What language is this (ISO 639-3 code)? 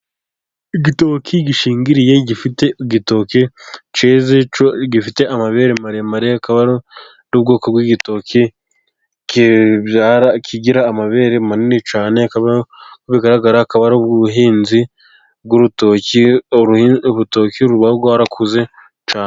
kin